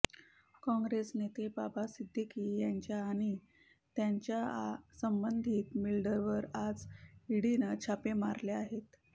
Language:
Marathi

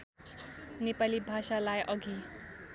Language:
Nepali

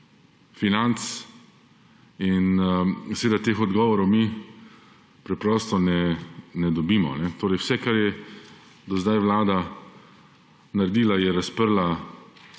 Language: Slovenian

